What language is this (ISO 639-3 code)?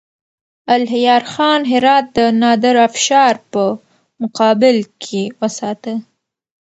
pus